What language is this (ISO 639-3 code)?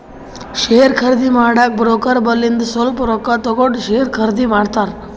kan